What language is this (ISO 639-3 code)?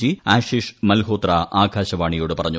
mal